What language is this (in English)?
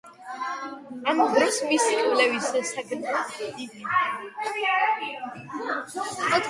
Georgian